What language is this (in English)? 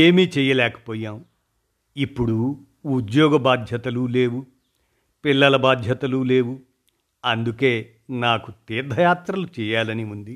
Telugu